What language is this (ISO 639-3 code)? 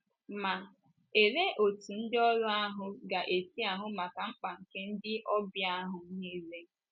ibo